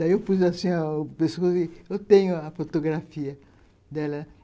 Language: Portuguese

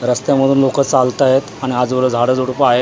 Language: Marathi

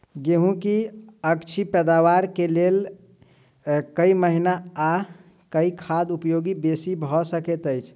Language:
Maithili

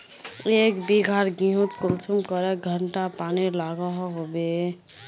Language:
Magahi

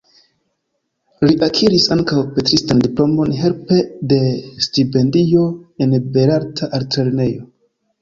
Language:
Esperanto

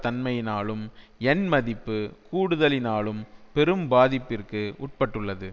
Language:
Tamil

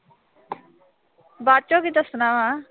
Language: Punjabi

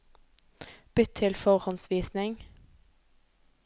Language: Norwegian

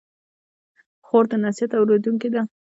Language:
Pashto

